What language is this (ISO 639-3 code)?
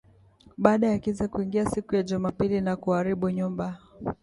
swa